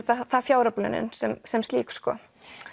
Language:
Icelandic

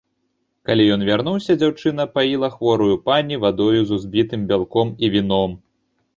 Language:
Belarusian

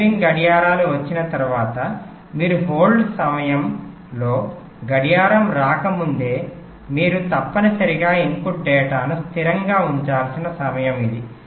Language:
Telugu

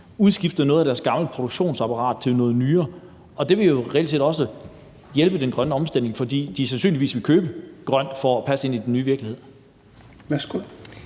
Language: Danish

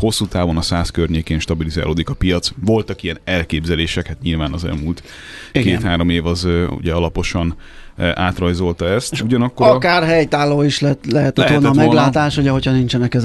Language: Hungarian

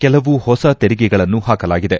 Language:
Kannada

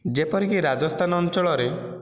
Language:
Odia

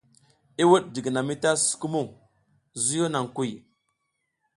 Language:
South Giziga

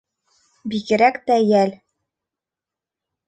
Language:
Bashkir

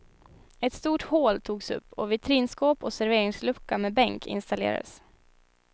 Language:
Swedish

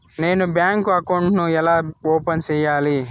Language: Telugu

